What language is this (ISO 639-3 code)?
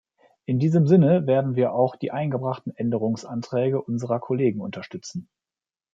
deu